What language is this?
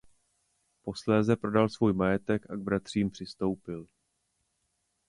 Czech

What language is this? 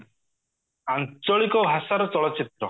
Odia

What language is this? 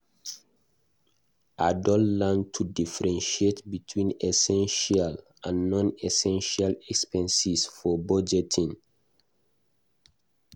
Nigerian Pidgin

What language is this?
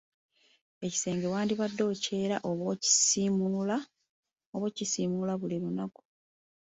Ganda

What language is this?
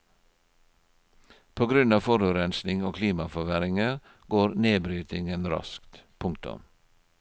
Norwegian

